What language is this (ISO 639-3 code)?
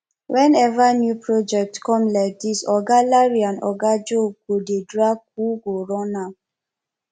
pcm